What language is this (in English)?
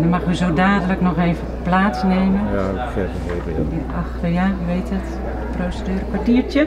Dutch